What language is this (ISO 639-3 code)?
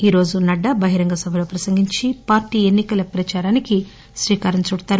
tel